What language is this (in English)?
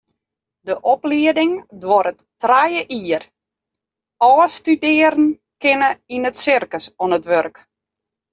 Western Frisian